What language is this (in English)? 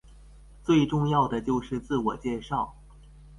Chinese